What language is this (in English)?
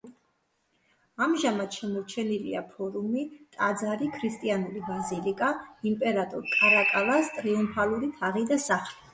Georgian